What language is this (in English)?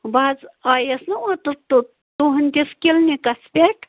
Kashmiri